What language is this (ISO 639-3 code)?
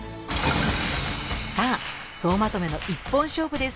jpn